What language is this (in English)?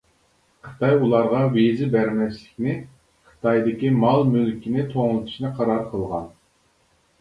Uyghur